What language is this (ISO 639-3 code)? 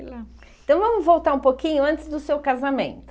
por